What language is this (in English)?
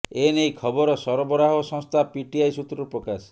Odia